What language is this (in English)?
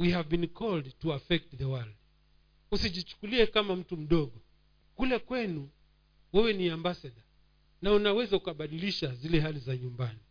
Swahili